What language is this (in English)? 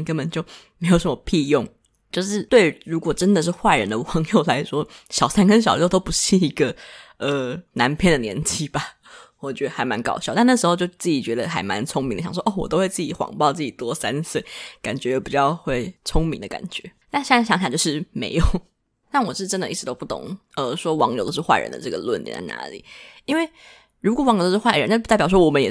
Chinese